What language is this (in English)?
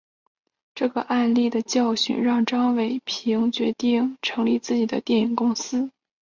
Chinese